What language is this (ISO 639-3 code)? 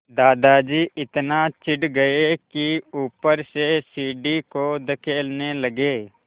hin